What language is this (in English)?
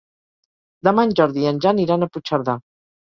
Catalan